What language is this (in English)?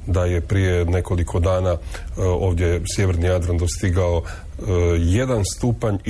Croatian